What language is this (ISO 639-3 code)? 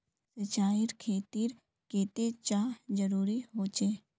mag